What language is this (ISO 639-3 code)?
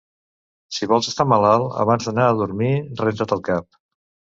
cat